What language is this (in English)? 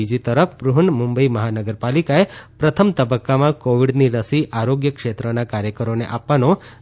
Gujarati